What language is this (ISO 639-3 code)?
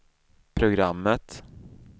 swe